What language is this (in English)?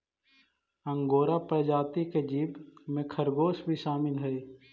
Magahi